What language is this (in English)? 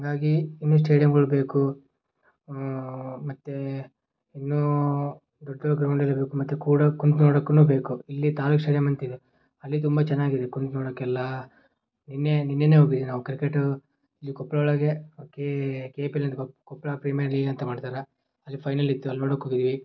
Kannada